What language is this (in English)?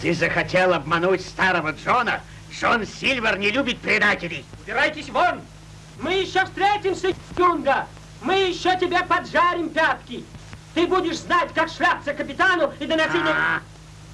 Russian